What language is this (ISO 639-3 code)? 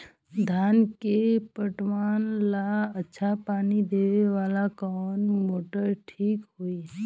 bho